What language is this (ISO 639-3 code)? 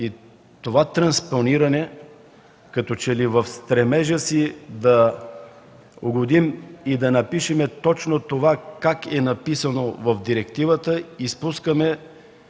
bul